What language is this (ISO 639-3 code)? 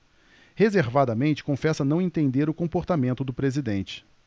por